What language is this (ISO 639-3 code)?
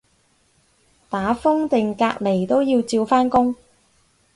yue